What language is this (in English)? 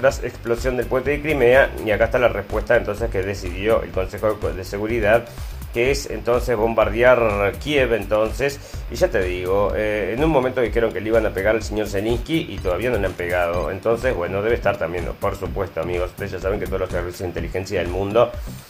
Spanish